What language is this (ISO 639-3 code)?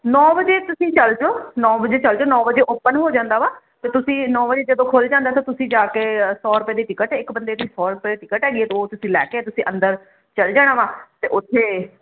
pan